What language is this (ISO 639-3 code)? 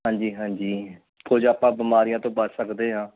pan